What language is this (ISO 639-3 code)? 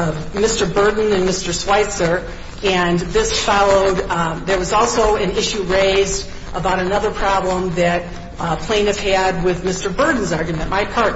eng